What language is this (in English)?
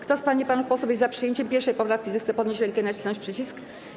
Polish